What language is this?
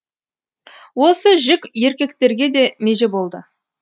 Kazakh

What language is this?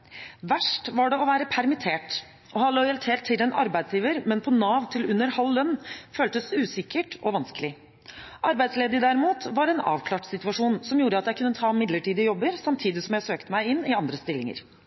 Norwegian Bokmål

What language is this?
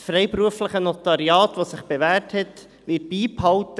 Swiss German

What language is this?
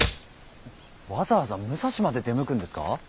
Japanese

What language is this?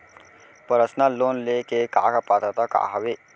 Chhattisgarhi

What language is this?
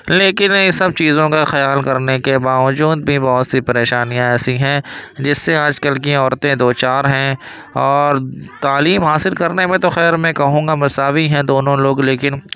Urdu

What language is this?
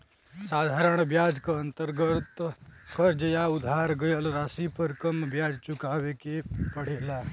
Bhojpuri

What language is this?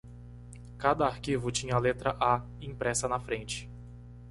Portuguese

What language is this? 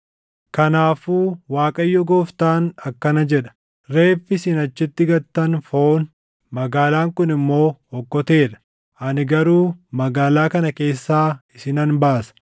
Oromo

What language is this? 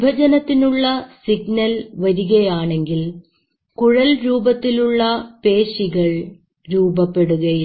Malayalam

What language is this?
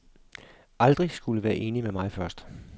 Danish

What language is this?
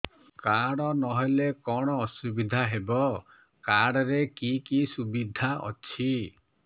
Odia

